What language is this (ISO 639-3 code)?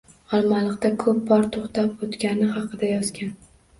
uzb